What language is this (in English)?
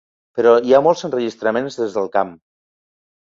Catalan